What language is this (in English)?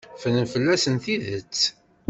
Kabyle